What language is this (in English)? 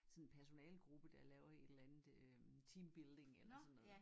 Danish